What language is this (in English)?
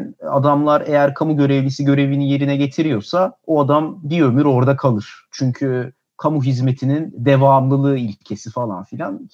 Turkish